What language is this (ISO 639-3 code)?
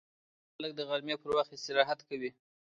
pus